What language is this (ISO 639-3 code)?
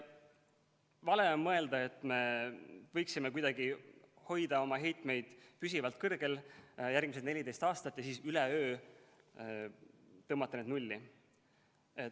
est